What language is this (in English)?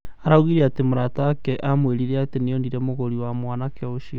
Kikuyu